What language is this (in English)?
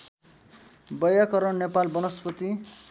Nepali